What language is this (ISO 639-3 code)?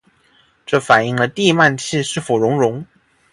zho